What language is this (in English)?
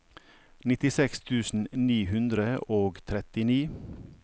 Norwegian